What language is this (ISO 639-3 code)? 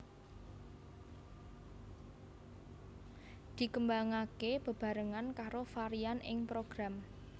jav